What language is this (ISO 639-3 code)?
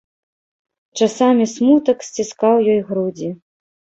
bel